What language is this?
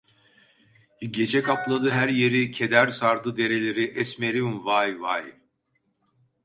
Turkish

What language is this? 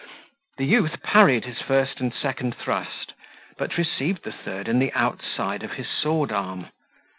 English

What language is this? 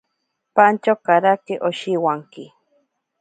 Ashéninka Perené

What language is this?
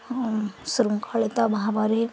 Odia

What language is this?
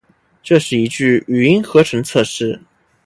Chinese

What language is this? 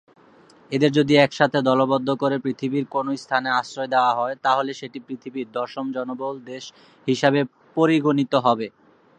Bangla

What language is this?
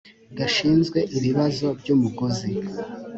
Kinyarwanda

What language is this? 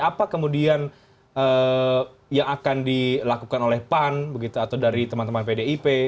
Indonesian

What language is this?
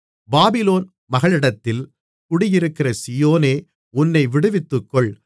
Tamil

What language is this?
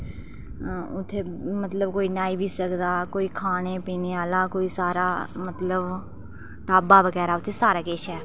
Dogri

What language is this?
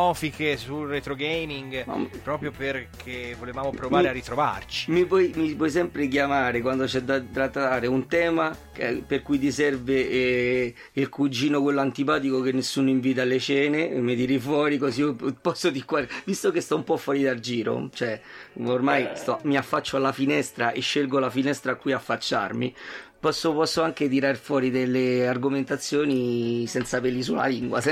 Italian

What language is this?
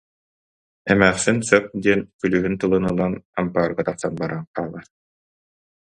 Yakut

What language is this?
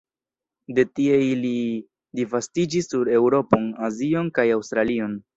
Esperanto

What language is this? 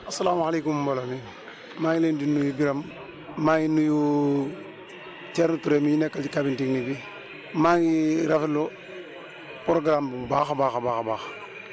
Wolof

